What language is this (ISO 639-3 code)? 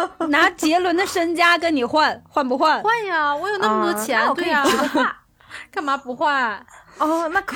zho